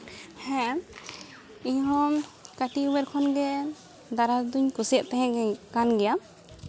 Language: Santali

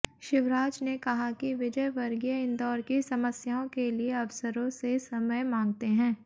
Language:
Hindi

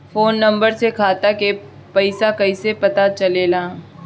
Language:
Bhojpuri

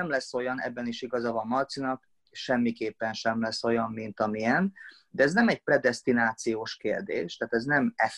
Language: Hungarian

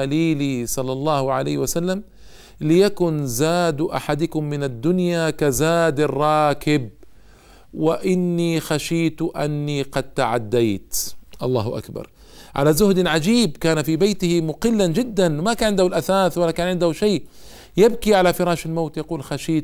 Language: Arabic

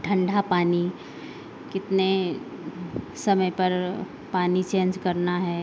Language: Hindi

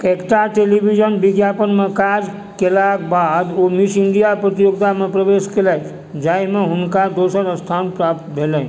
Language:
Maithili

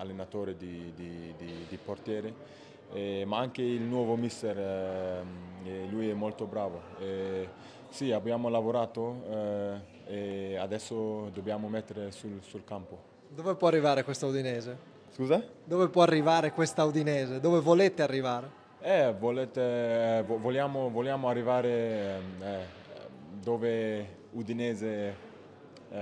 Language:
Italian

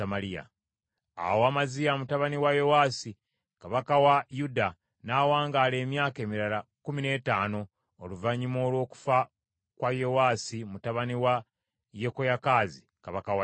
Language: Ganda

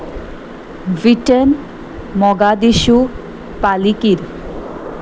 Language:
Konkani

